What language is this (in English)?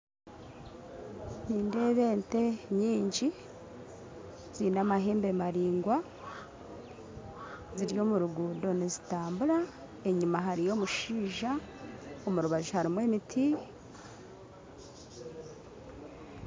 Nyankole